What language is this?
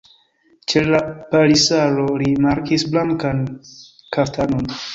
Esperanto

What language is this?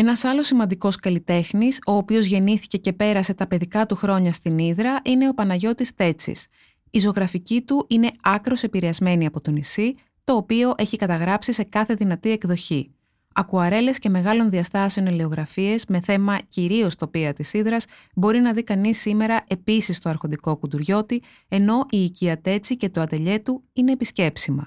Greek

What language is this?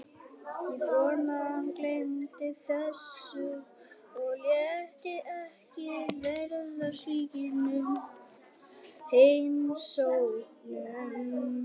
Icelandic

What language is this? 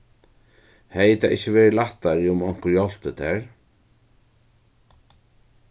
Faroese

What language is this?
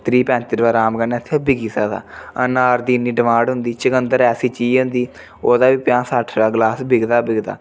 Dogri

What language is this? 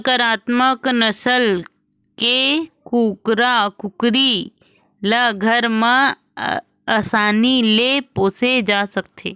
Chhattisgarhi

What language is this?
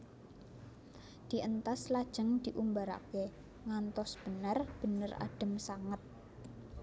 Javanese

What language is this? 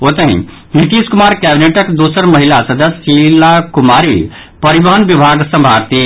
Maithili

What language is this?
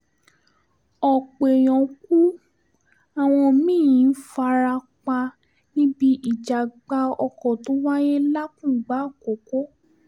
Yoruba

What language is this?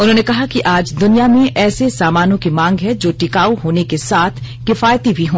Hindi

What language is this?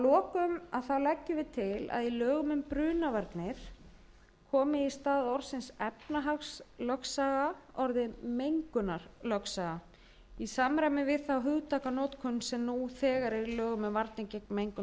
Icelandic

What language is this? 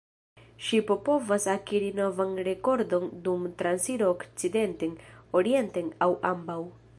Esperanto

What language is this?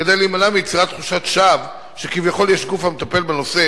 Hebrew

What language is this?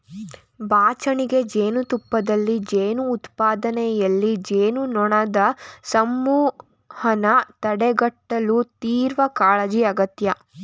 Kannada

